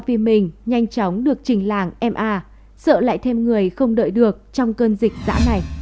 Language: Vietnamese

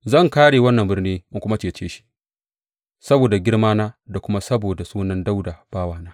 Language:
Hausa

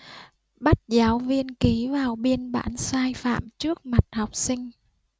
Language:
Vietnamese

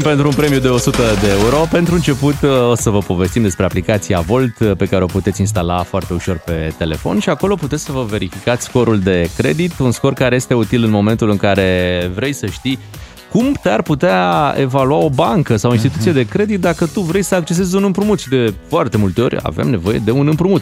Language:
Romanian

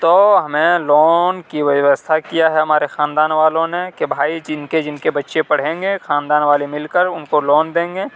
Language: Urdu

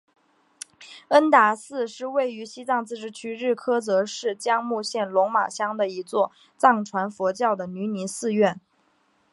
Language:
Chinese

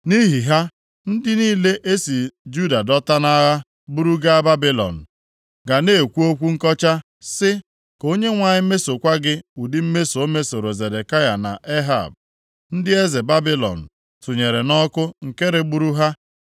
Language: Igbo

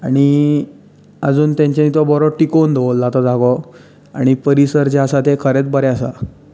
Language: Konkani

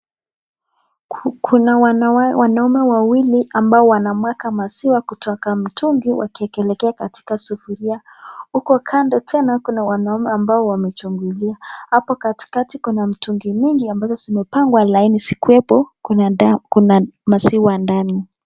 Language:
Swahili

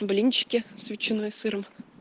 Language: Russian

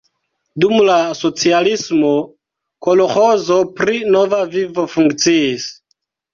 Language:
Esperanto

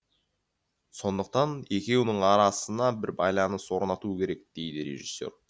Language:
Kazakh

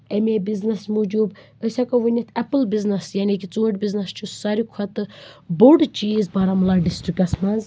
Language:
Kashmiri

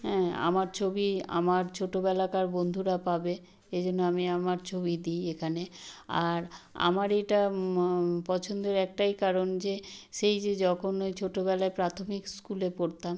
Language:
Bangla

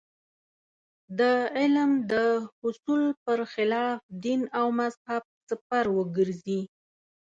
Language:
Pashto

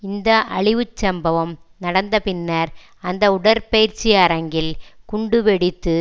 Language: Tamil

